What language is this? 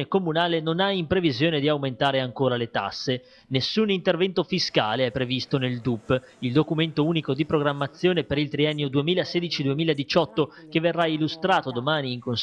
Italian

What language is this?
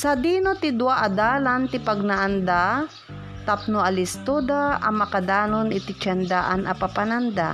Filipino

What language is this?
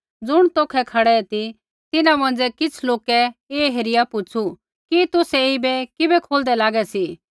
Kullu Pahari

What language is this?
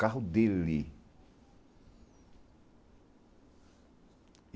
Portuguese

